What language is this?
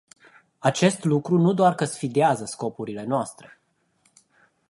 Romanian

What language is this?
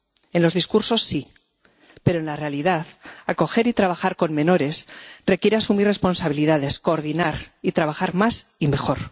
Spanish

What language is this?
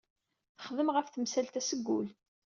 Kabyle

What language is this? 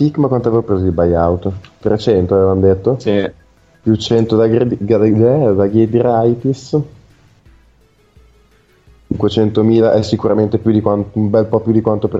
Italian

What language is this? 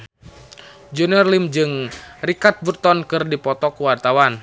Sundanese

